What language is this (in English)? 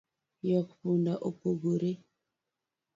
Luo (Kenya and Tanzania)